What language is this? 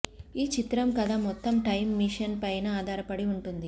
Telugu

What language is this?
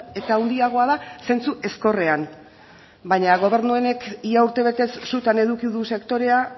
Basque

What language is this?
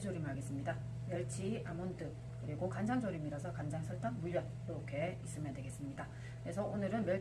Korean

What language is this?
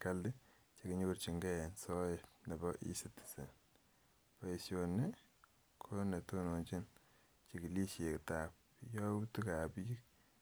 Kalenjin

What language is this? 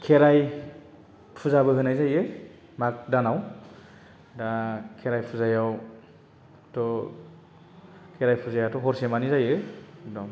Bodo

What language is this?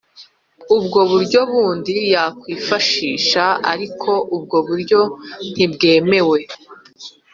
Kinyarwanda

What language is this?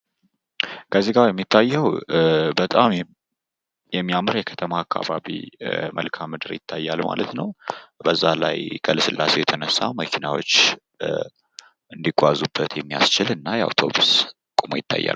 Amharic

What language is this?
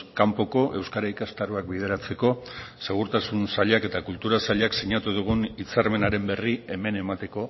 Basque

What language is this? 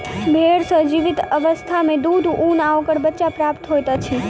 Maithili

